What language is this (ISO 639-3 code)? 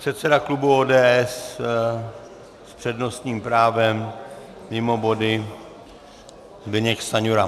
ces